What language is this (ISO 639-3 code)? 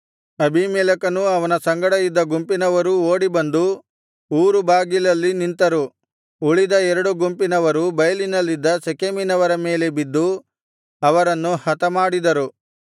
kan